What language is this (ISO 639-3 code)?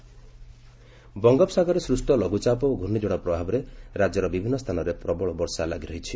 ori